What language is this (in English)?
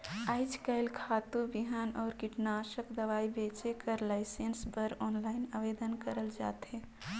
Chhattisgarhi